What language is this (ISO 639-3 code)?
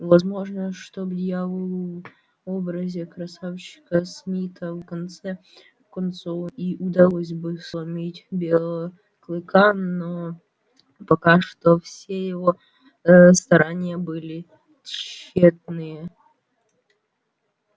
rus